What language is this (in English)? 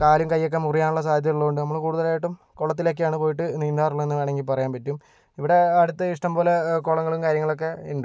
Malayalam